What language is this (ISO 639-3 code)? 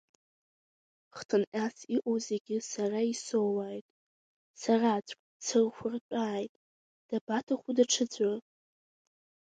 abk